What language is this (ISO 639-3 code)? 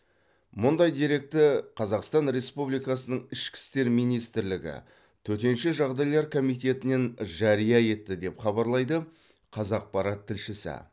kaz